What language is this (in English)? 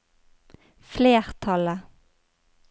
Norwegian